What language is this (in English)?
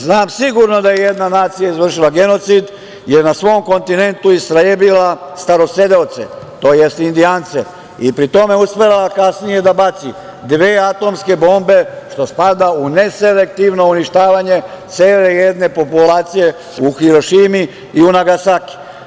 Serbian